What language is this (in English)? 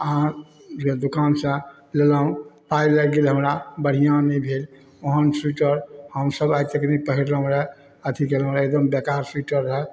Maithili